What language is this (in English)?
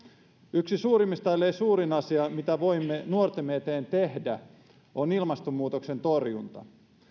Finnish